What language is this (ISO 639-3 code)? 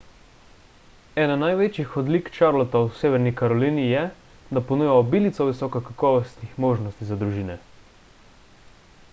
slv